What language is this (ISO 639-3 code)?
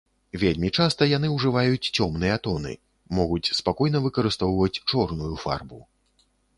bel